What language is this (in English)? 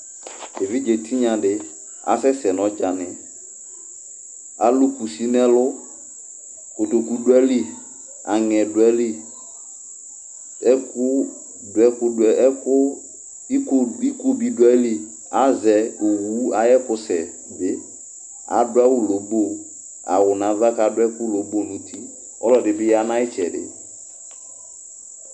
Ikposo